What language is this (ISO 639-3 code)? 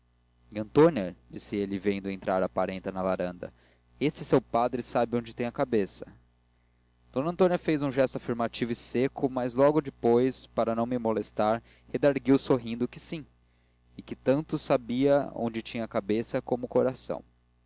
por